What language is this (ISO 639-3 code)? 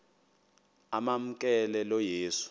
xho